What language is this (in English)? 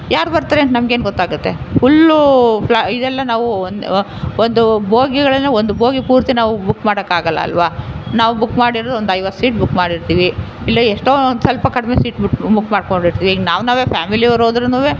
Kannada